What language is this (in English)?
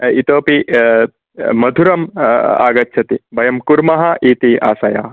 Sanskrit